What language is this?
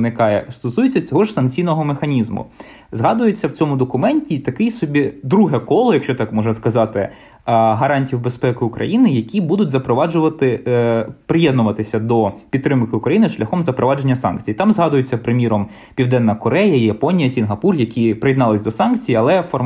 Ukrainian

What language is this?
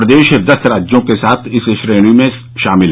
Hindi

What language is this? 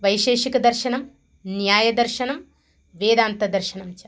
Sanskrit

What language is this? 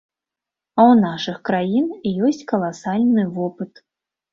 Belarusian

